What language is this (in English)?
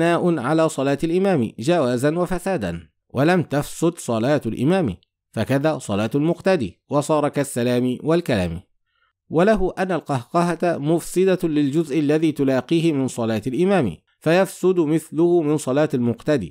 Arabic